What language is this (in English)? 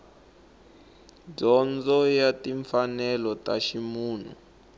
Tsonga